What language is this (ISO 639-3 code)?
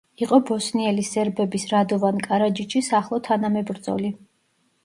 kat